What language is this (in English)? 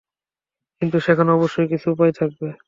Bangla